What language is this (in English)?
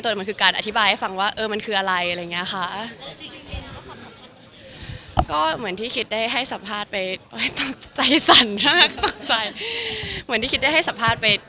Thai